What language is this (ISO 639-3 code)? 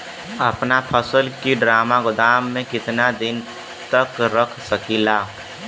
bho